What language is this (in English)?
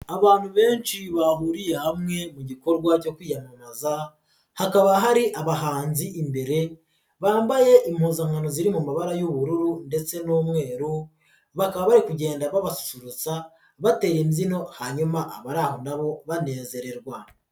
Kinyarwanda